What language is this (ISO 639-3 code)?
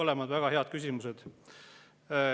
est